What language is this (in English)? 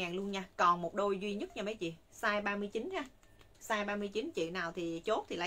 Vietnamese